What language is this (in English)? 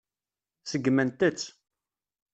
Kabyle